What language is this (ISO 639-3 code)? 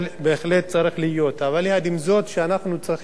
heb